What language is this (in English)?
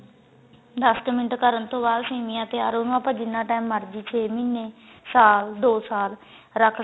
Punjabi